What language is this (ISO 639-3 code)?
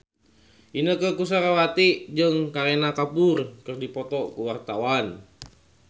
sun